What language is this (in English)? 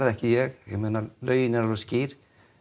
Icelandic